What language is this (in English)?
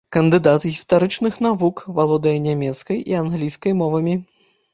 Belarusian